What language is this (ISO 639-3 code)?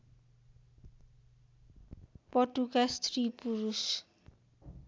nep